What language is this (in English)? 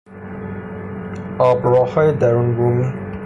Persian